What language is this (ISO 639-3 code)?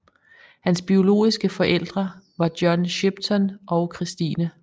dan